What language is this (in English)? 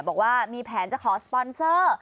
Thai